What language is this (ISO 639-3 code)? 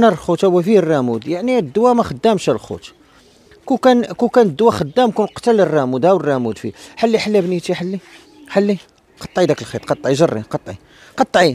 ara